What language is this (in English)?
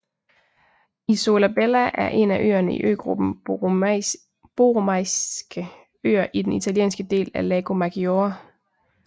Danish